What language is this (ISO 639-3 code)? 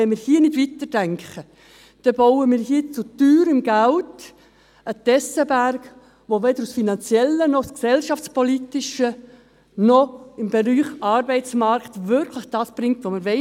gsw